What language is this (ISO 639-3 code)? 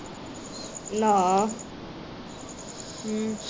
pan